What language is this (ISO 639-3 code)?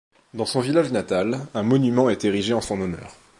fra